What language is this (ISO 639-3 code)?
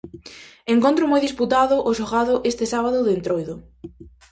glg